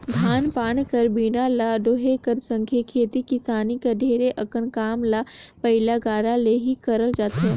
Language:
Chhattisgarhi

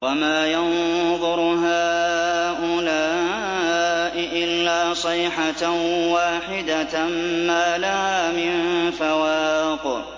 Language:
Arabic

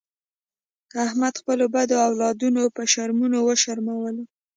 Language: Pashto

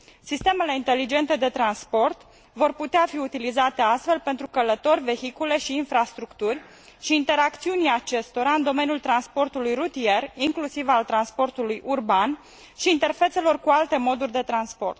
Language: Romanian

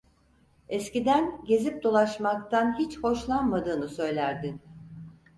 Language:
Turkish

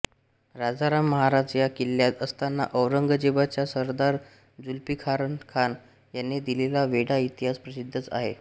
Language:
Marathi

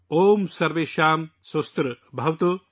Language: Urdu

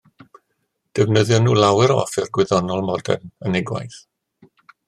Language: Welsh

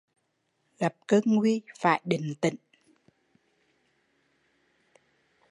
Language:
Vietnamese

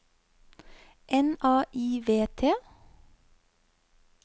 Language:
Norwegian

